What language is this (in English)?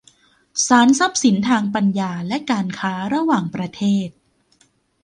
Thai